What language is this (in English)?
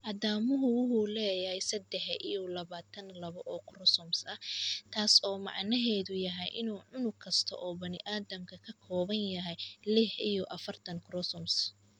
Somali